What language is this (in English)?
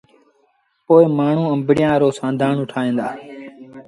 Sindhi Bhil